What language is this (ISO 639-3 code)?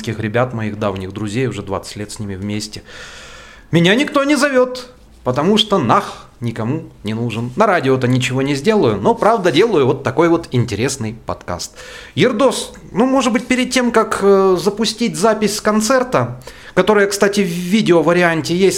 rus